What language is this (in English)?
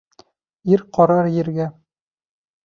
Bashkir